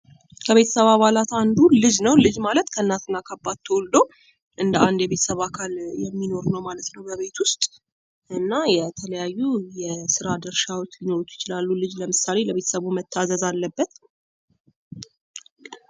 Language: Amharic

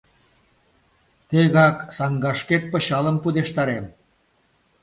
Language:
Mari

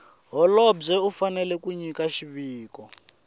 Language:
Tsonga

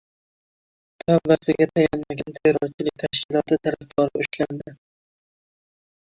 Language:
Uzbek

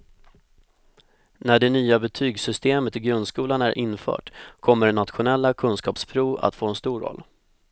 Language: Swedish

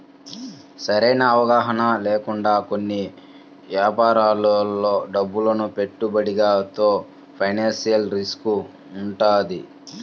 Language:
Telugu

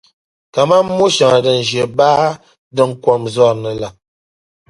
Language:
Dagbani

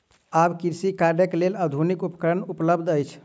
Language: Maithili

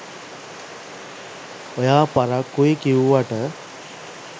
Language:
Sinhala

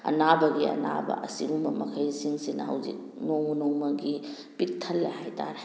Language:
Manipuri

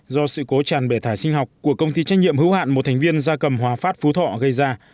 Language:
Vietnamese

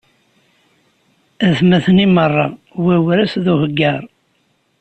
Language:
Kabyle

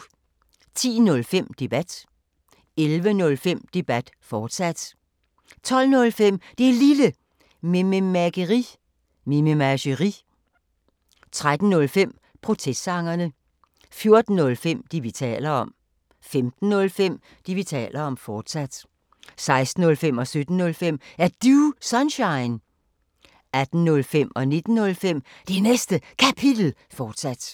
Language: Danish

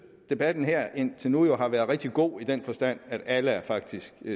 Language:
Danish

